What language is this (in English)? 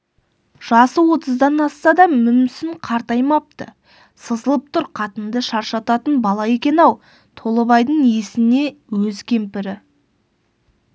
Kazakh